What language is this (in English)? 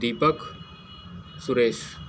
Hindi